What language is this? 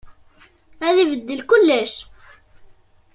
Kabyle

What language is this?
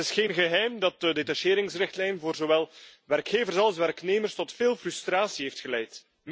Dutch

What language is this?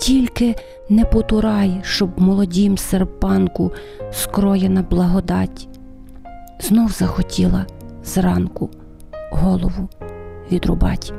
Ukrainian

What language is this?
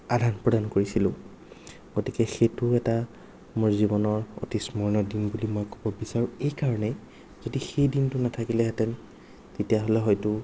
Assamese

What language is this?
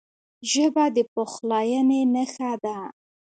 Pashto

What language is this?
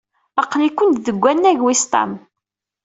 Kabyle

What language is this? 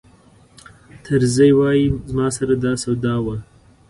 Pashto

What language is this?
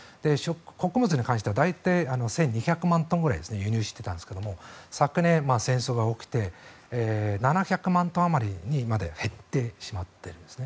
Japanese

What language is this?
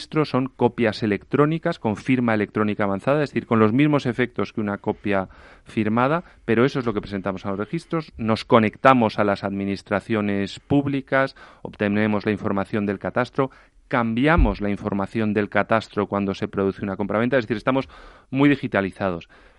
Spanish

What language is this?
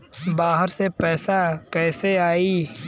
Bhojpuri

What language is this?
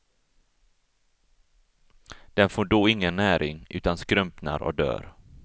Swedish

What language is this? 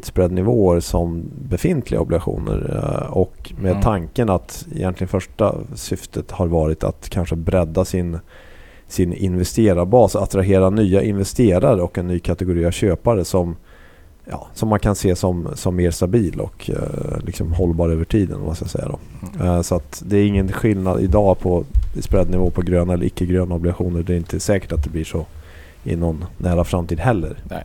Swedish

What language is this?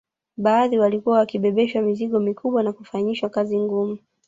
Swahili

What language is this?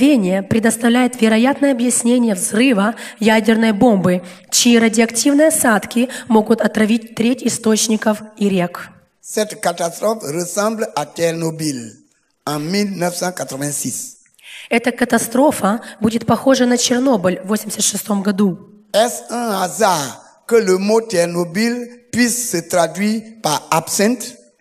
Russian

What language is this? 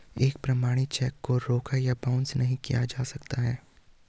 Hindi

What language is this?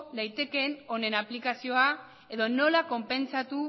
Basque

